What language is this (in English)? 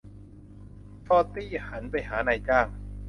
Thai